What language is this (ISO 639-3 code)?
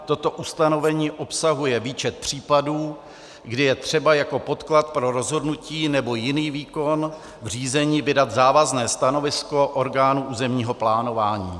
ces